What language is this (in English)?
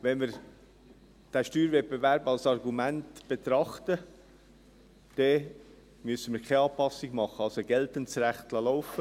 Swiss German